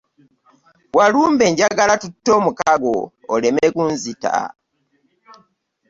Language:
Ganda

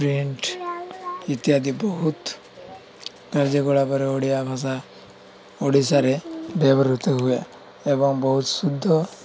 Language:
Odia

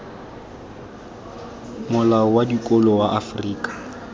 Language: Tswana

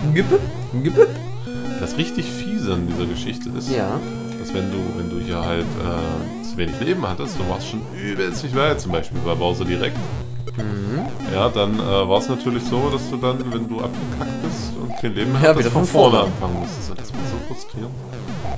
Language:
German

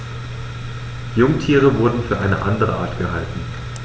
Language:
German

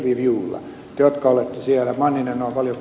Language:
Finnish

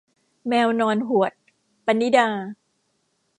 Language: Thai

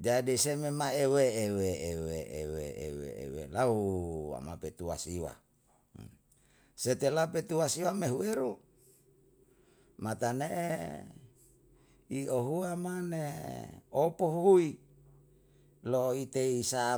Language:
Yalahatan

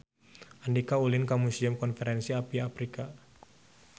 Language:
Sundanese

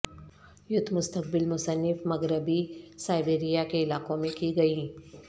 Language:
Urdu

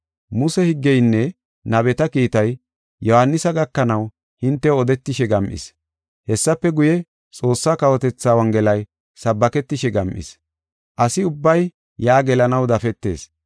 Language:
Gofa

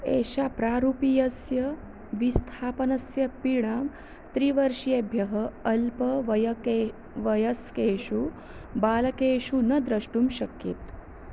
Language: Sanskrit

